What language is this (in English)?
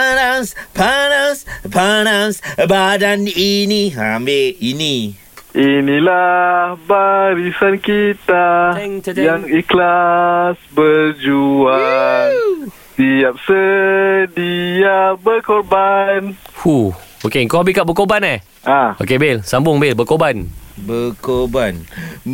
Malay